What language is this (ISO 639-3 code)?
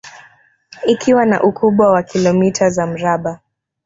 swa